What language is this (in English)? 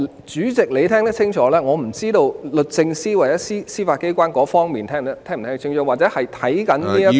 Cantonese